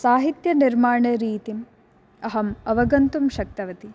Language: Sanskrit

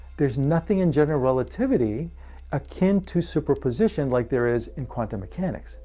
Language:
English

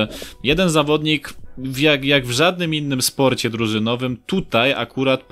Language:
Polish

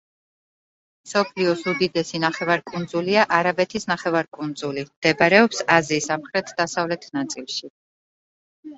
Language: Georgian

